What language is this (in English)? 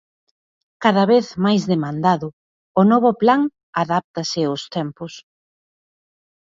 Galician